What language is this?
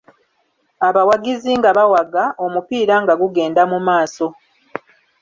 Ganda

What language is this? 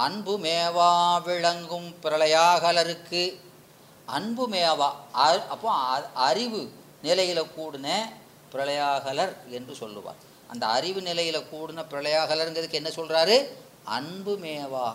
Tamil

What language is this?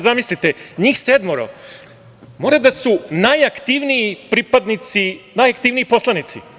Serbian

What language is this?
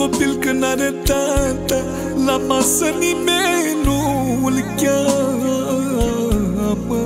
Romanian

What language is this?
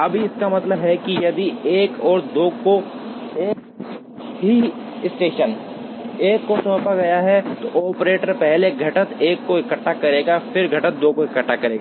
Hindi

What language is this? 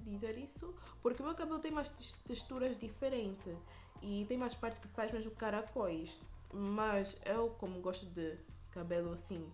Portuguese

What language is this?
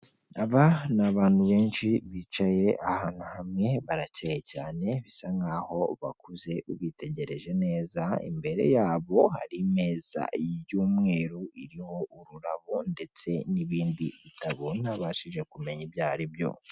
Kinyarwanda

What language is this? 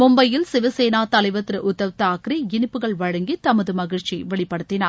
Tamil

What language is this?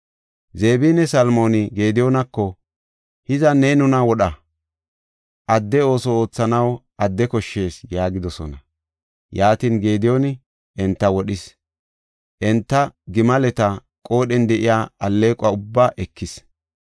Gofa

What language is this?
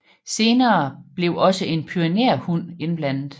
Danish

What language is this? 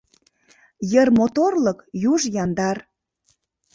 Mari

